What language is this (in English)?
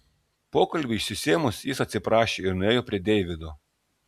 Lithuanian